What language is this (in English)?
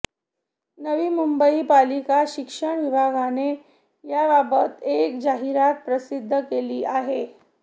Marathi